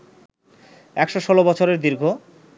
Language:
Bangla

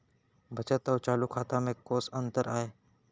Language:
Chhattisgarhi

